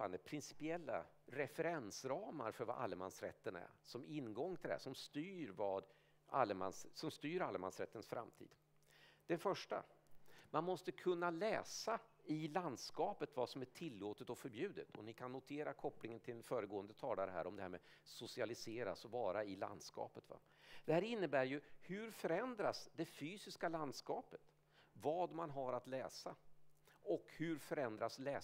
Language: Swedish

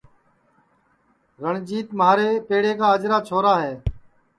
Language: Sansi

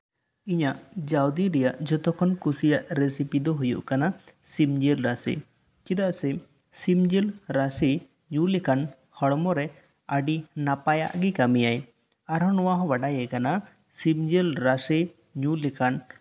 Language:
Santali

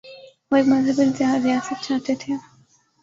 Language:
Urdu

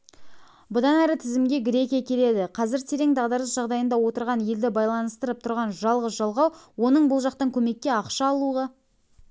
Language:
Kazakh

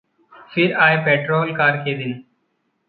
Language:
Hindi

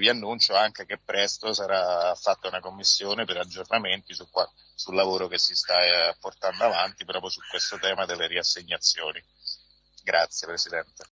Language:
Italian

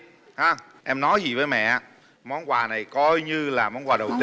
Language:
Vietnamese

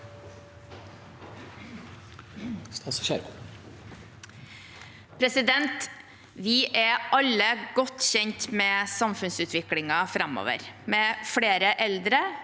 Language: Norwegian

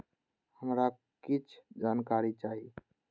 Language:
Maithili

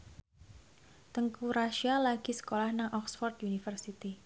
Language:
Javanese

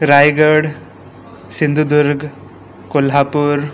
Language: Konkani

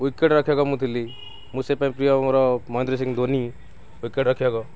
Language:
Odia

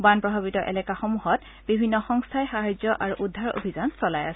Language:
Assamese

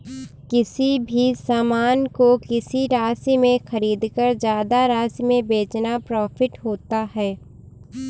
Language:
Hindi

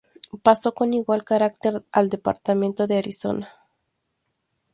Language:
Spanish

